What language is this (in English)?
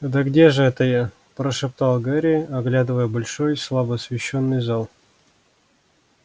Russian